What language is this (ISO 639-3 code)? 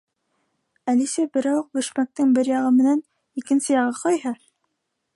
bak